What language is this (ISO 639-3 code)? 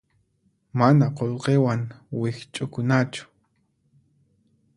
qxp